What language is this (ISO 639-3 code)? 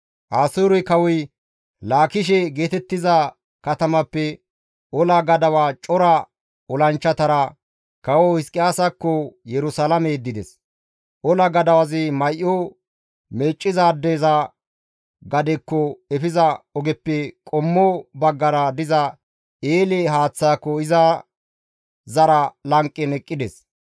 gmv